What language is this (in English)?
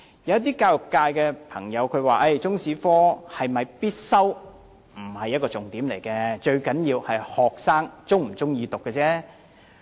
Cantonese